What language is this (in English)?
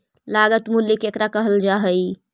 Magahi